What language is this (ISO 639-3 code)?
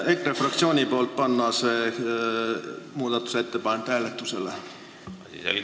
est